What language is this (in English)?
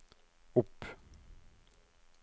Norwegian